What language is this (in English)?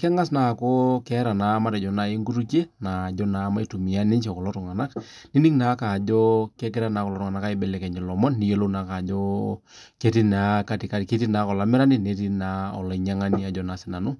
Masai